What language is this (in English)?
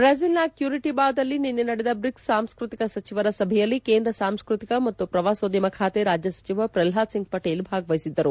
Kannada